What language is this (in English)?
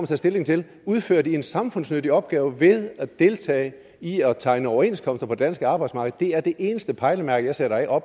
Danish